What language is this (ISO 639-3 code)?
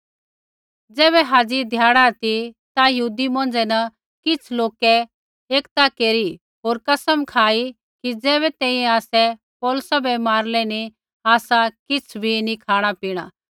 kfx